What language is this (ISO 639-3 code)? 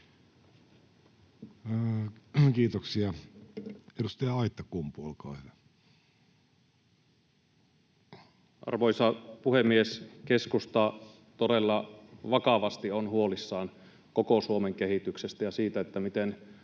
fin